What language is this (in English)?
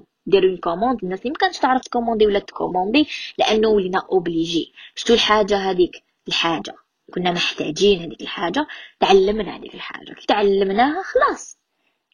Arabic